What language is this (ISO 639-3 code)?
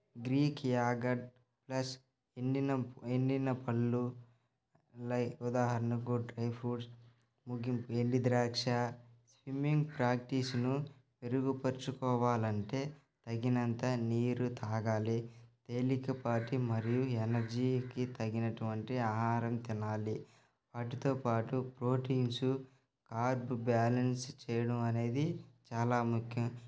tel